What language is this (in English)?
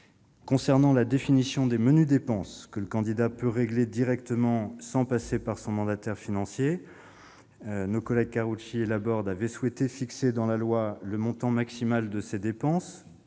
French